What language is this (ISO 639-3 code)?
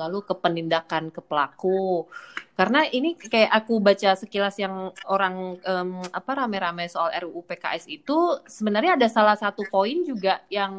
ind